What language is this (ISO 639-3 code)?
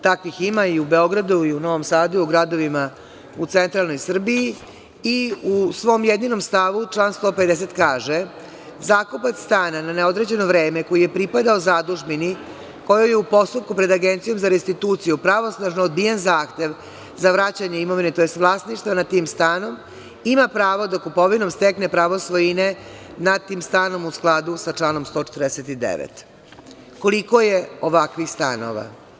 srp